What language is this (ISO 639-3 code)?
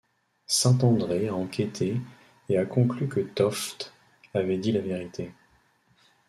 fra